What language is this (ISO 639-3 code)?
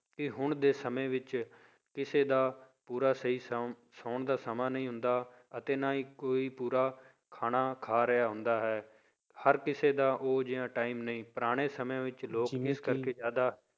pan